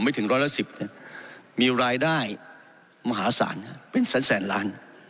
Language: Thai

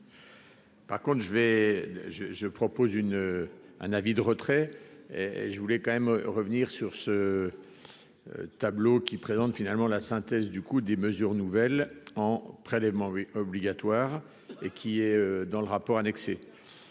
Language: French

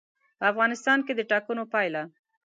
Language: Pashto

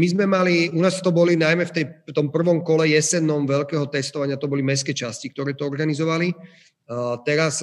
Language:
Slovak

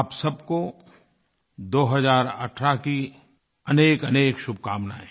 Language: Hindi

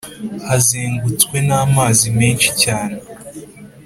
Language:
Kinyarwanda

